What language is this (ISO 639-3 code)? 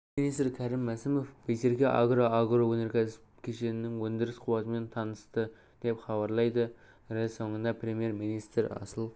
kaz